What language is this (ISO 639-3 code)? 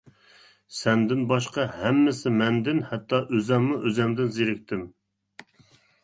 uig